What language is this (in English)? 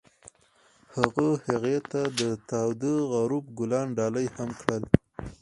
Pashto